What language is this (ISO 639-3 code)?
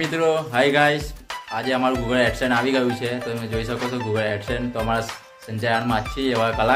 guj